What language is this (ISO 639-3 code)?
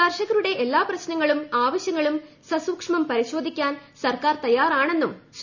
mal